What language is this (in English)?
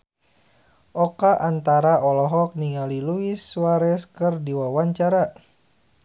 Sundanese